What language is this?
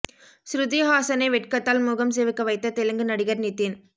Tamil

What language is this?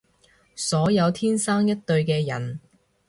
Cantonese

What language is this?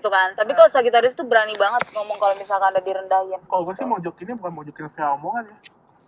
Indonesian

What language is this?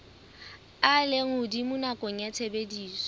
Southern Sotho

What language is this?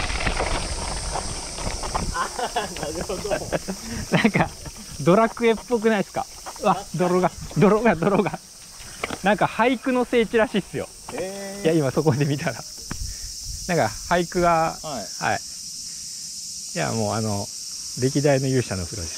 Japanese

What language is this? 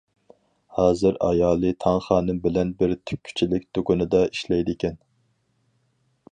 Uyghur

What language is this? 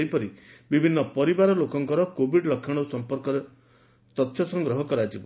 Odia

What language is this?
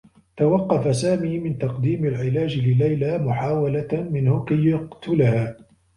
Arabic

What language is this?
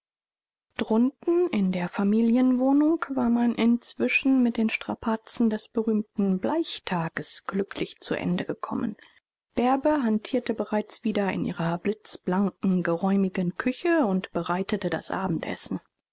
German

